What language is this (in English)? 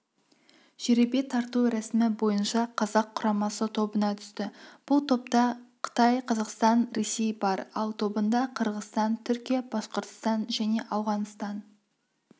Kazakh